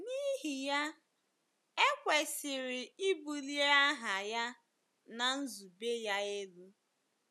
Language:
Igbo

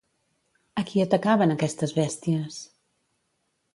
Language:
Catalan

